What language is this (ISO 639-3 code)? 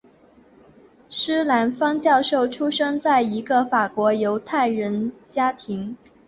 zho